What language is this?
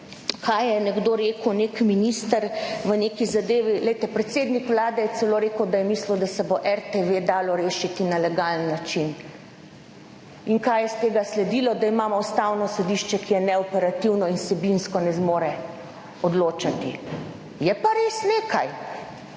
Slovenian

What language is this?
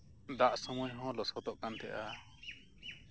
Santali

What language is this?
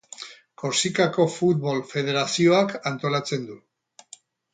Basque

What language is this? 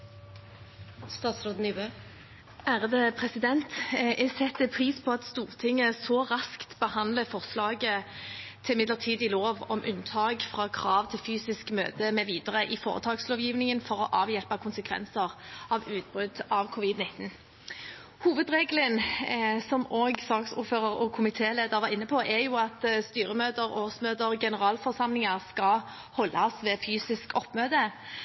Norwegian Bokmål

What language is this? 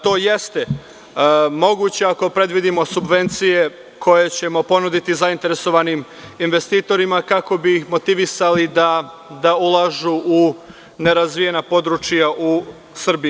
Serbian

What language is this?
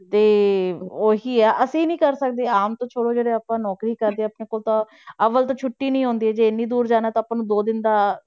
Punjabi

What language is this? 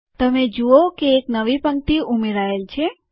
Gujarati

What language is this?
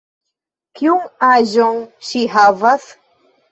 Esperanto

